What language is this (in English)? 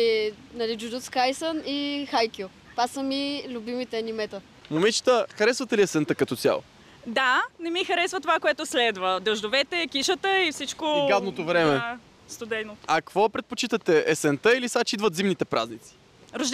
Bulgarian